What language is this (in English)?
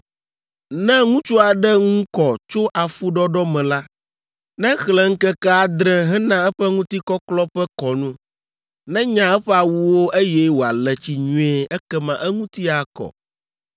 Ewe